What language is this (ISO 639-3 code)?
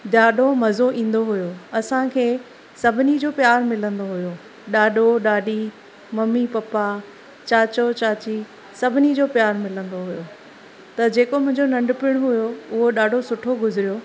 snd